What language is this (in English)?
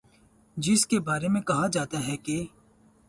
Urdu